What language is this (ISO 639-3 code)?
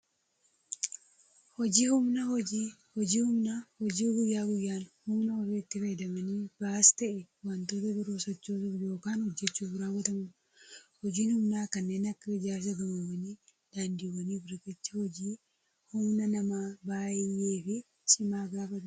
orm